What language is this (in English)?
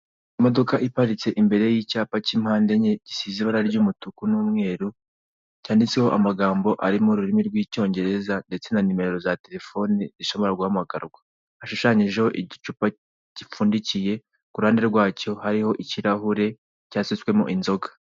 Kinyarwanda